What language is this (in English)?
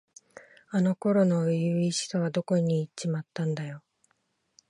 Japanese